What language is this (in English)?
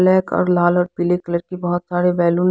Hindi